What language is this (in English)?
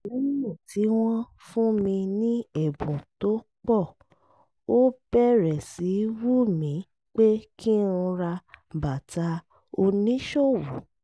Yoruba